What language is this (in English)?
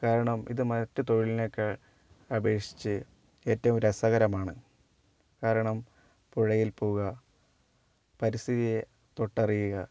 Malayalam